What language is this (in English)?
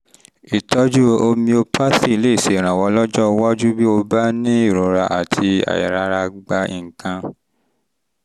Yoruba